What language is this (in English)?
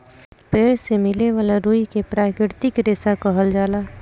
Bhojpuri